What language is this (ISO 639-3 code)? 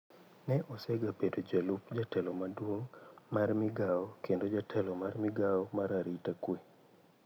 luo